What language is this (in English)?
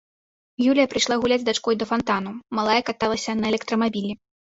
Belarusian